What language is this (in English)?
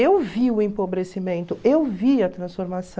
Portuguese